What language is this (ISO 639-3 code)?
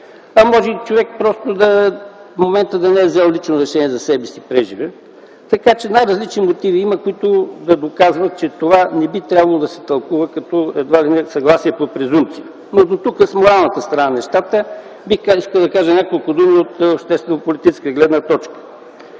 bul